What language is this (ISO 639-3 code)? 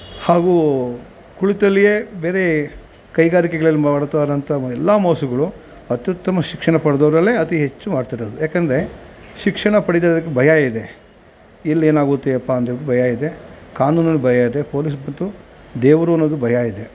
kan